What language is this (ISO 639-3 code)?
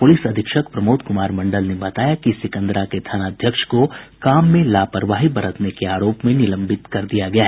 hin